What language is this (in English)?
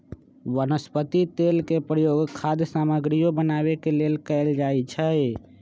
Magahi